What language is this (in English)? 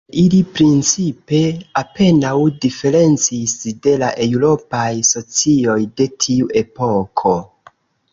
Esperanto